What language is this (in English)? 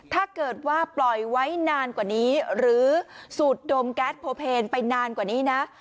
Thai